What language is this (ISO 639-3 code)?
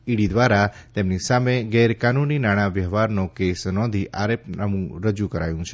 guj